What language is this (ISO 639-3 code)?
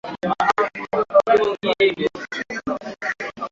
swa